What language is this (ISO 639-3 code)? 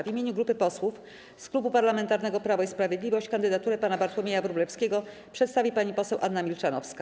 pol